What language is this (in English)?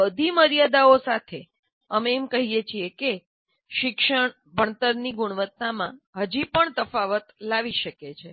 Gujarati